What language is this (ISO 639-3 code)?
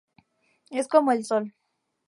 spa